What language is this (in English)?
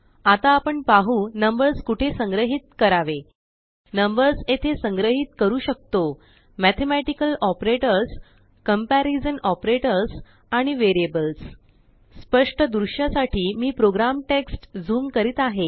Marathi